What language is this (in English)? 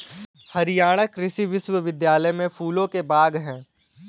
Hindi